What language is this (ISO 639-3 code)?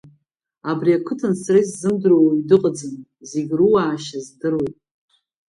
abk